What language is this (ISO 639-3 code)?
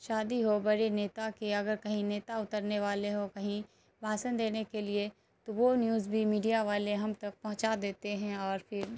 urd